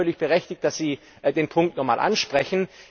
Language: German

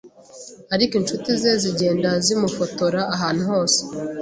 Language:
Kinyarwanda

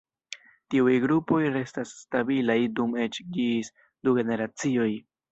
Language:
Esperanto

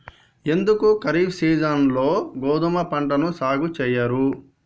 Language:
Telugu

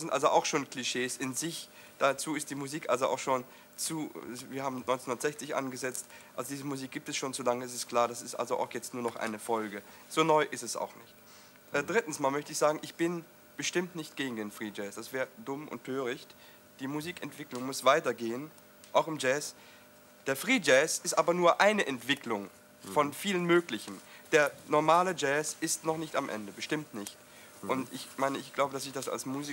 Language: German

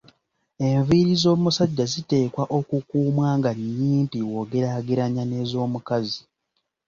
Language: Ganda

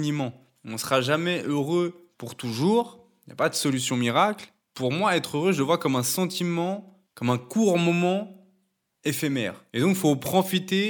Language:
French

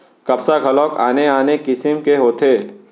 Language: Chhattisgarhi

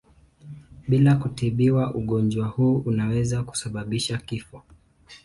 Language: Swahili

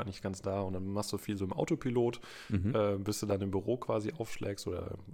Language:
German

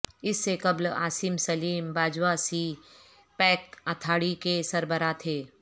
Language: Urdu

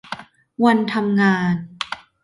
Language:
Thai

